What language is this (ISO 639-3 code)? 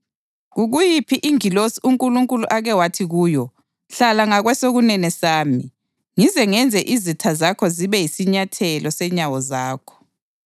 nde